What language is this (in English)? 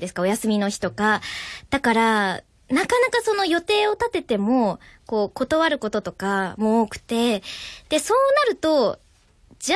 Japanese